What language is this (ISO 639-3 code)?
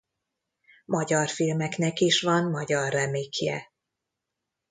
hun